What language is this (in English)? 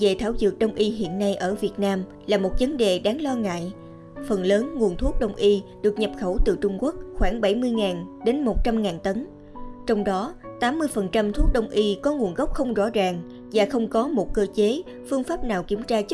Vietnamese